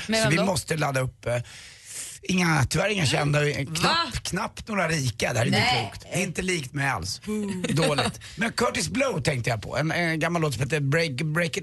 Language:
Swedish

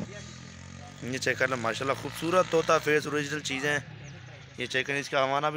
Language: Romanian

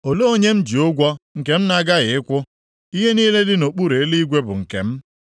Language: Igbo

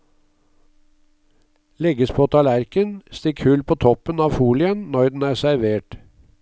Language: Norwegian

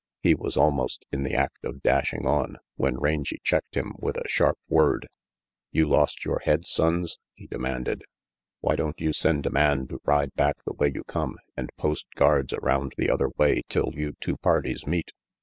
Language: English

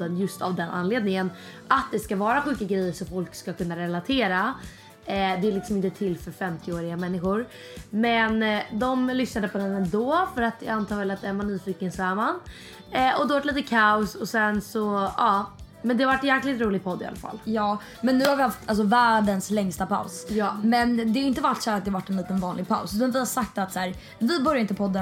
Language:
Swedish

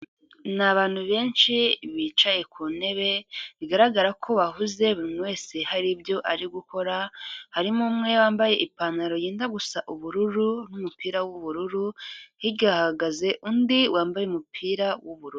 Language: Kinyarwanda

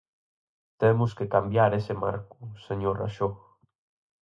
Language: Galician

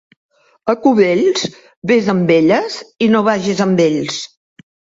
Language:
Catalan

